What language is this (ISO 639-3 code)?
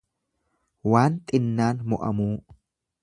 orm